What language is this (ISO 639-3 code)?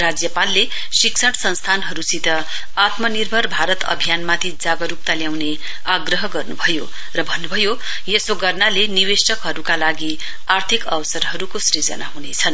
nep